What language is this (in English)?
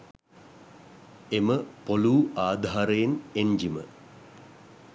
Sinhala